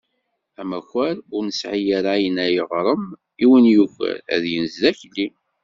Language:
Kabyle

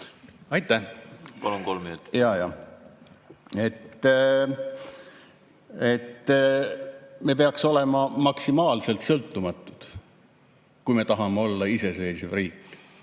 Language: Estonian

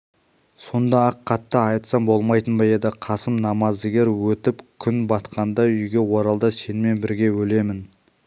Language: Kazakh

